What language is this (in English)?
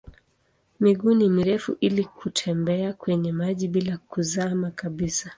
Swahili